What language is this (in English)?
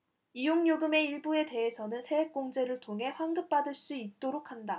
Korean